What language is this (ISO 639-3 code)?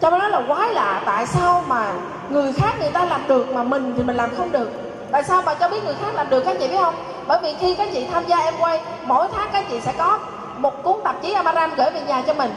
vie